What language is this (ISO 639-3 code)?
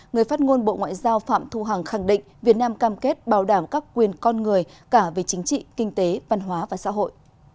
vie